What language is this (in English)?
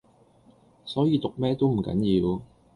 Cantonese